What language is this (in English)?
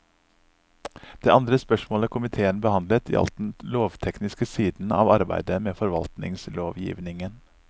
Norwegian